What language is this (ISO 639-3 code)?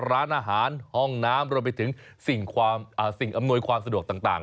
tha